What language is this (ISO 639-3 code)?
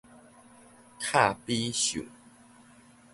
nan